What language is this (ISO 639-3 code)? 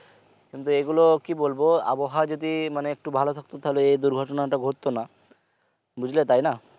ben